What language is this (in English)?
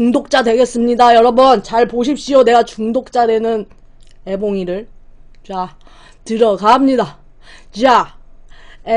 Korean